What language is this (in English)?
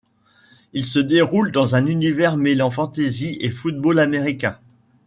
French